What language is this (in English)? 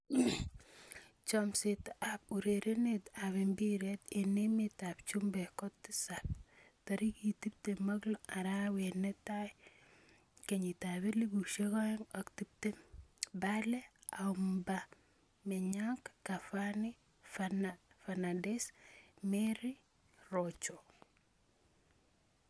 Kalenjin